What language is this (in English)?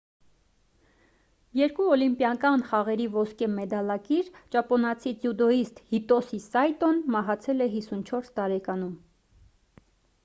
Armenian